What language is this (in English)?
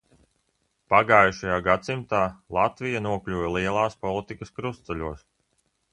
Latvian